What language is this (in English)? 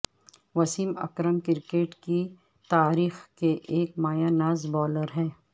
Urdu